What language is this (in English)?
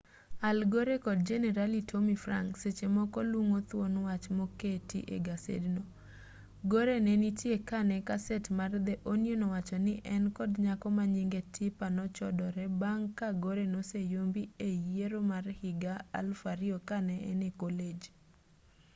Luo (Kenya and Tanzania)